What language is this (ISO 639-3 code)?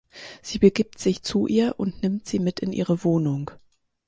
deu